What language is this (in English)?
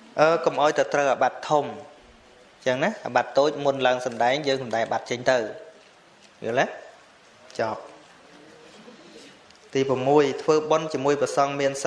Vietnamese